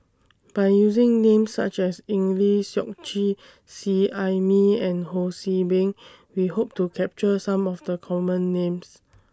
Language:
English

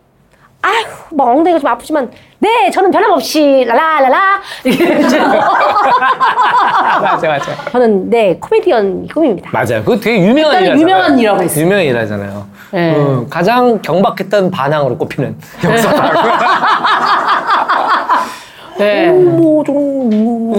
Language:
Korean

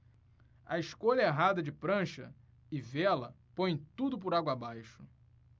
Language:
Portuguese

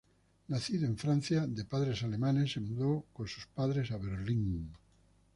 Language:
Spanish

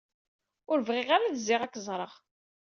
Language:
Kabyle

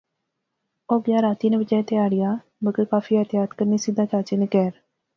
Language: Pahari-Potwari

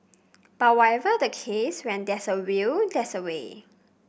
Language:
English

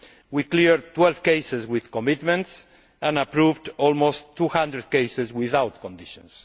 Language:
English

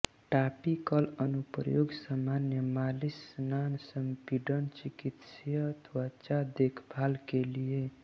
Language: Hindi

